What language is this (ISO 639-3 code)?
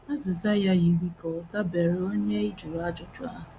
ibo